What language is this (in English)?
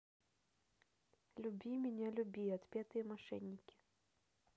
Russian